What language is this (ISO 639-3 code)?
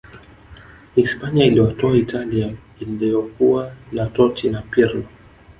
swa